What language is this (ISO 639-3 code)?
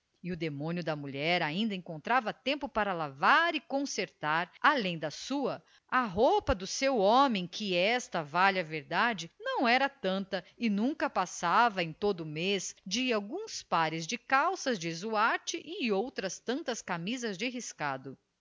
por